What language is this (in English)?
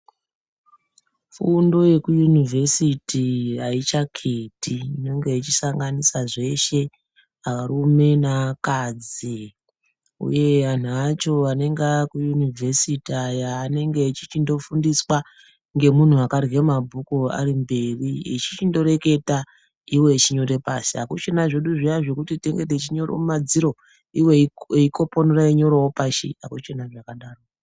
Ndau